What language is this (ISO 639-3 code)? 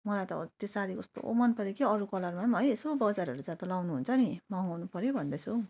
nep